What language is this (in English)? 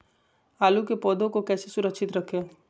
Magahi